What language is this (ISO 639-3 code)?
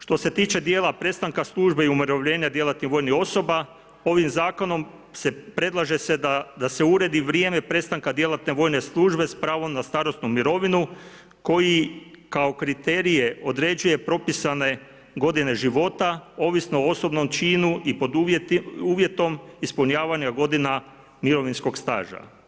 hrv